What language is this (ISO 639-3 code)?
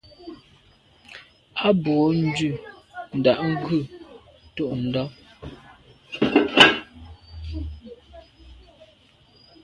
byv